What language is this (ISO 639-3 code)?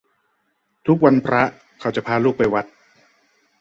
tha